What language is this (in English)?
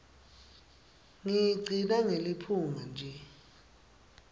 Swati